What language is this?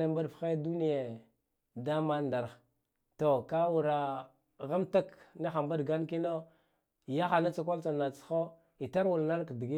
Guduf-Gava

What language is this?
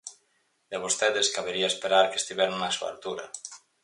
Galician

